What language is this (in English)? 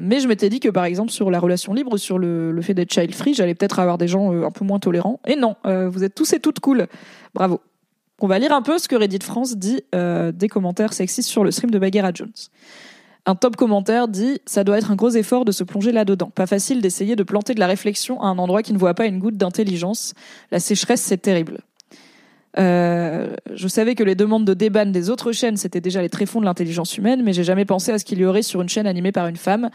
French